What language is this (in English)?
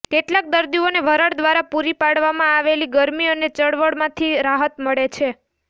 Gujarati